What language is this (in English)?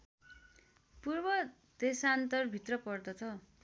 Nepali